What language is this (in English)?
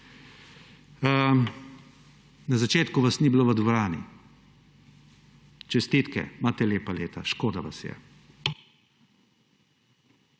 Slovenian